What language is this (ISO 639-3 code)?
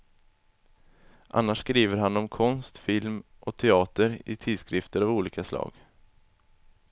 swe